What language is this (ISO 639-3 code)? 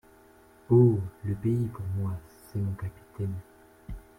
fra